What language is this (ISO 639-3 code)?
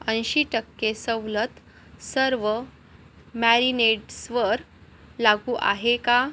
mar